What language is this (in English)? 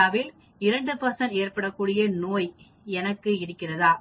Tamil